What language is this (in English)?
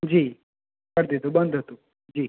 Gujarati